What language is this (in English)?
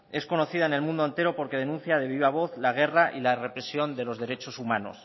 Spanish